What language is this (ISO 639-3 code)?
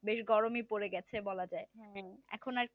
ben